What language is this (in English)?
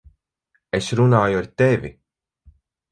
Latvian